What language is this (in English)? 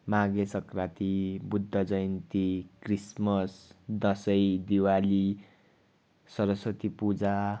Nepali